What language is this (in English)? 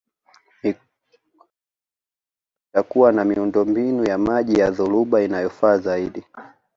Swahili